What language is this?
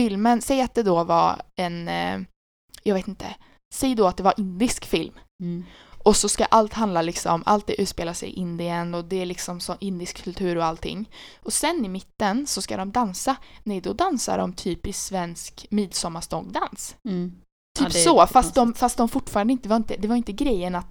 Swedish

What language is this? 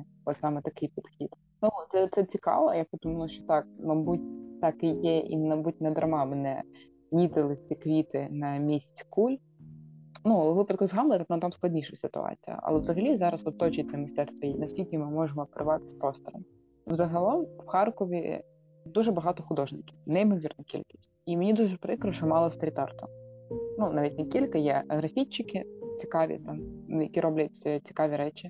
Ukrainian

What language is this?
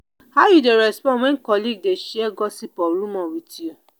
Nigerian Pidgin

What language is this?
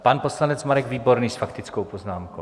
Czech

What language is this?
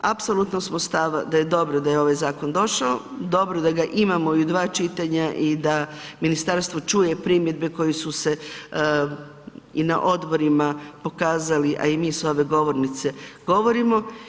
Croatian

